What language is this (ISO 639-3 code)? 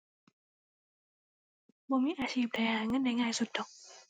tha